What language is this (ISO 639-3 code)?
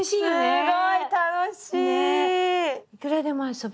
jpn